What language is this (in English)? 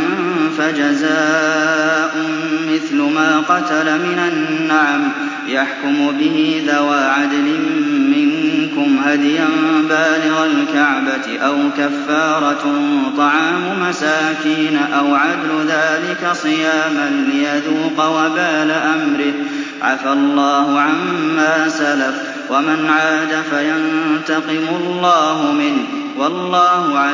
Arabic